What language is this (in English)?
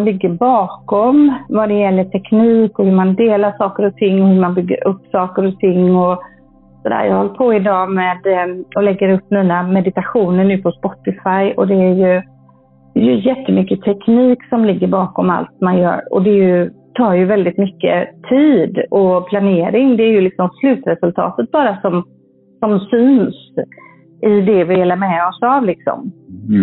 Swedish